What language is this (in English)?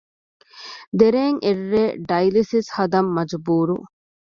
Divehi